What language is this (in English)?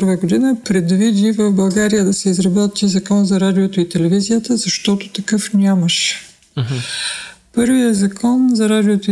Bulgarian